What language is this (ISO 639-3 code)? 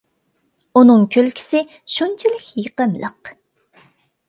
uig